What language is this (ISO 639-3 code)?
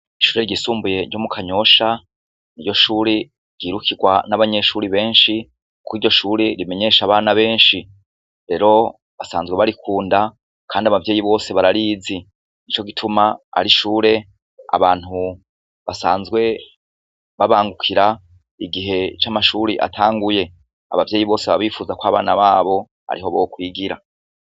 run